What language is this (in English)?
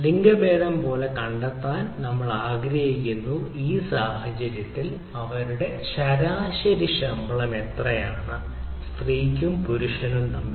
Malayalam